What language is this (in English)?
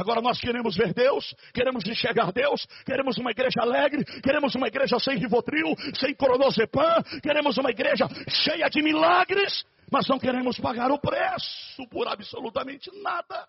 Portuguese